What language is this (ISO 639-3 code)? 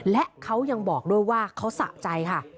tha